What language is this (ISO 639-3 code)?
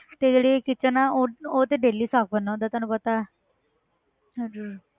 pan